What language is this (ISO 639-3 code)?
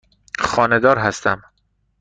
fas